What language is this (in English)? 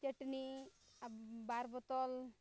Santali